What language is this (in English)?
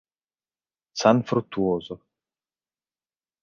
Italian